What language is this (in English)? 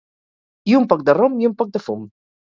Catalan